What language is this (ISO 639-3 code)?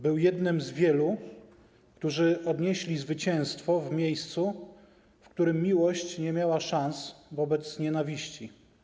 pol